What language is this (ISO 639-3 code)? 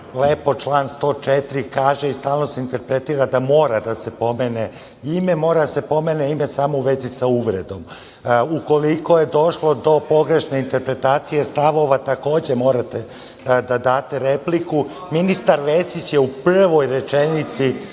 srp